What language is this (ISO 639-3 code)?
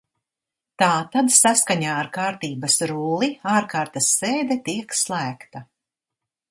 lav